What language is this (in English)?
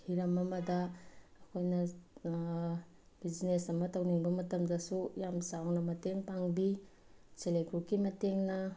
Manipuri